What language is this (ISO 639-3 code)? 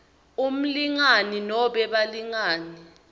ssw